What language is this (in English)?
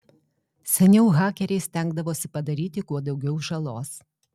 Lithuanian